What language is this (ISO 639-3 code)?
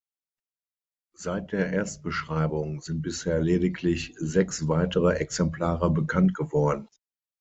deu